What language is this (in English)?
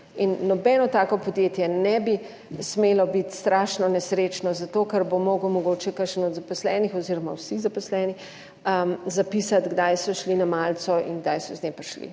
Slovenian